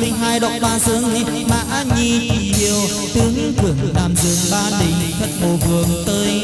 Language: Vietnamese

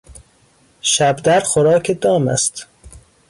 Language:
Persian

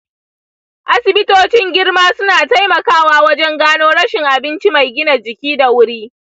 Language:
Hausa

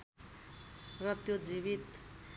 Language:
Nepali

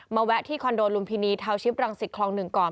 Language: Thai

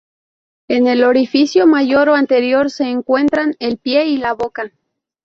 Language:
Spanish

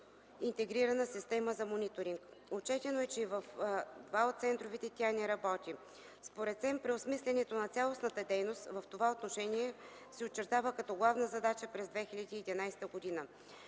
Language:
Bulgarian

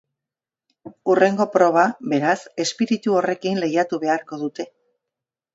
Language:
Basque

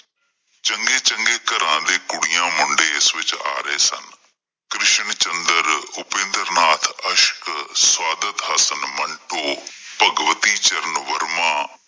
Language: Punjabi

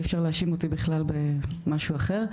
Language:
Hebrew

